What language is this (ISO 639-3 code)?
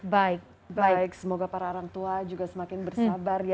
ind